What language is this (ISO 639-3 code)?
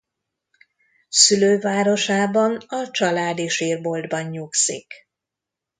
hun